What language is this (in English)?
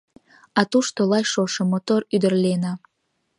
Mari